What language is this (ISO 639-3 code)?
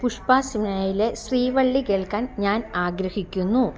mal